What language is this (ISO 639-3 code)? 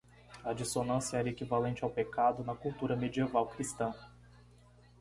por